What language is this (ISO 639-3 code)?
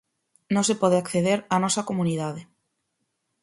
glg